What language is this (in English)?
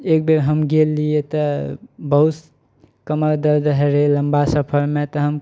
Maithili